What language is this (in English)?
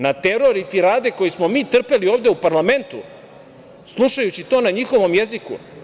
Serbian